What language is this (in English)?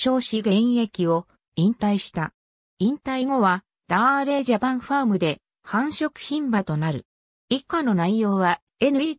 Japanese